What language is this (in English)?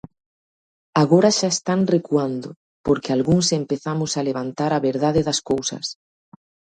Galician